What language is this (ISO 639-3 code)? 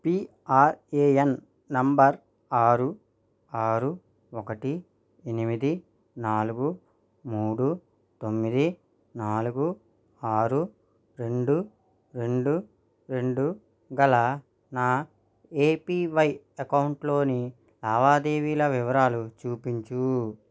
tel